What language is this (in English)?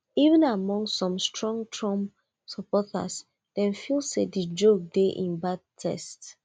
Nigerian Pidgin